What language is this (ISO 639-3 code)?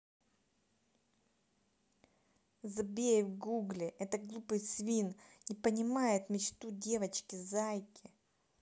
rus